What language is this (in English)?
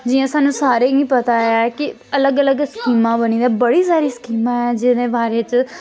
Dogri